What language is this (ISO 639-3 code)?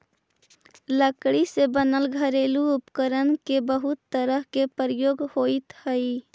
mag